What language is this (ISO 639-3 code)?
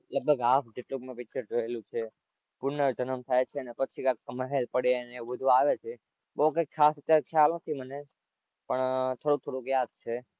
guj